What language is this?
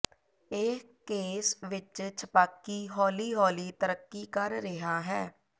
Punjabi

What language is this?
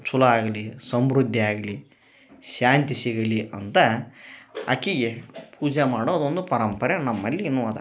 Kannada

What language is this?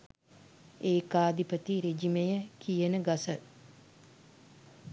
Sinhala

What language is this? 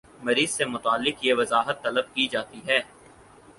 Urdu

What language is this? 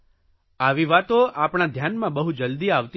Gujarati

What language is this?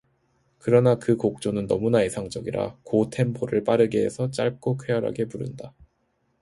Korean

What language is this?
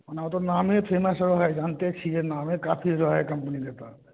Maithili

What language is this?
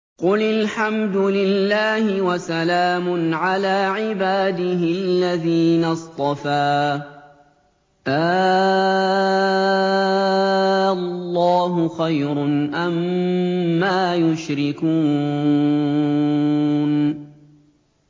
Arabic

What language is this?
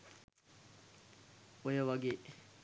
Sinhala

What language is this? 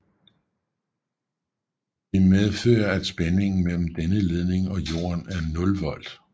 Danish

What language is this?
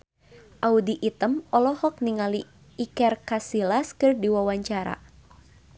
Sundanese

